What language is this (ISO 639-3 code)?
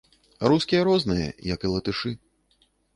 bel